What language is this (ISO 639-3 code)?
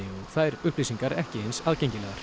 isl